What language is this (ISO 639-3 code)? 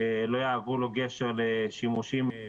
heb